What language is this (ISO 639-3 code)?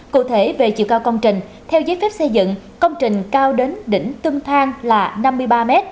vie